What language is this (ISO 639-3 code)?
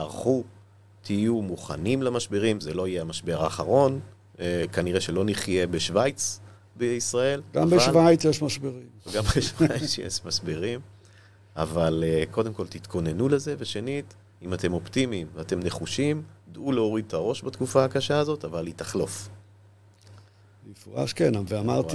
heb